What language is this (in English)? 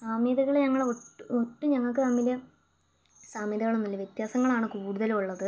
Malayalam